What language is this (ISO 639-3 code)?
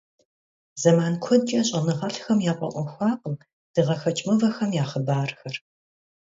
kbd